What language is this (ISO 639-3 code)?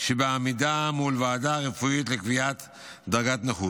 heb